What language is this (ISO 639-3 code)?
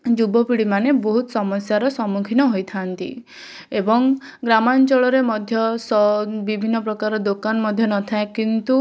ori